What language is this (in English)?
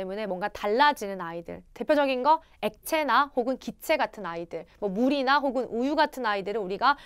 Korean